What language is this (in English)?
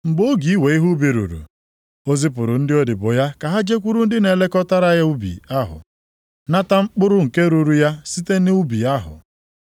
Igbo